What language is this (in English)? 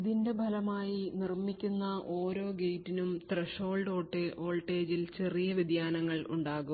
Malayalam